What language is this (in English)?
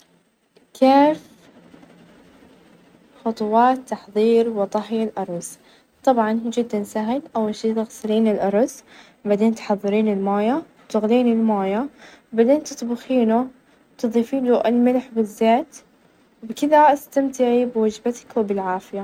Najdi Arabic